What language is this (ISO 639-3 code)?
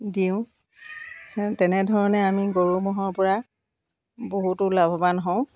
asm